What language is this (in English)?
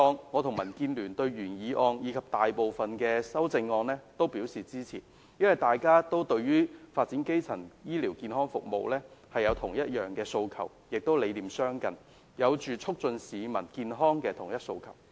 Cantonese